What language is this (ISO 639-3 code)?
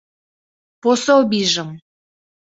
chm